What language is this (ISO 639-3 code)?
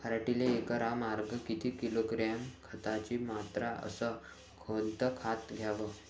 mar